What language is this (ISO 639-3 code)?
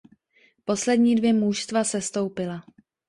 ces